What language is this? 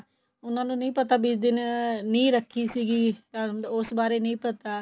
Punjabi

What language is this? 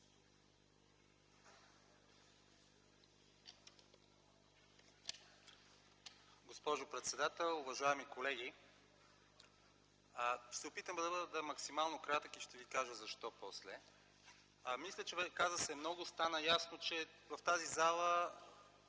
Bulgarian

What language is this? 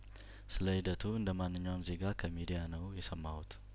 Amharic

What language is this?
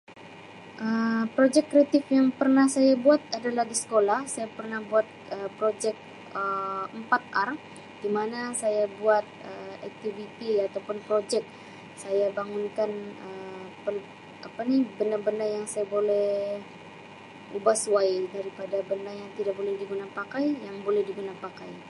Sabah Malay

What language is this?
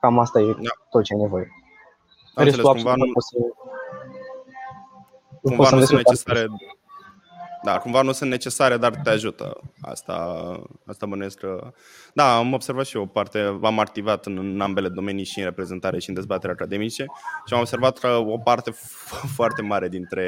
Romanian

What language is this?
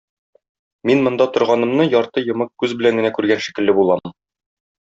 Tatar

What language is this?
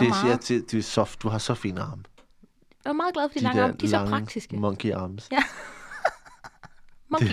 Danish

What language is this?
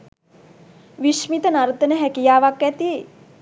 Sinhala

